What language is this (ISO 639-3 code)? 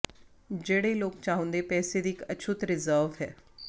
pan